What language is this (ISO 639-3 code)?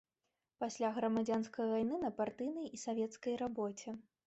bel